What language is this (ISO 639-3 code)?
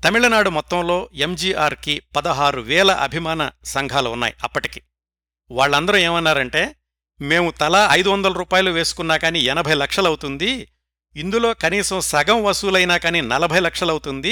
tel